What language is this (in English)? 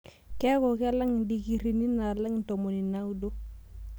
Masai